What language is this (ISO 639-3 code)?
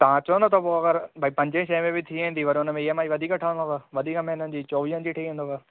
snd